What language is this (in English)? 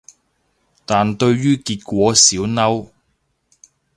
Cantonese